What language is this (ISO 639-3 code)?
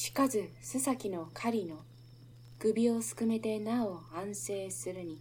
jpn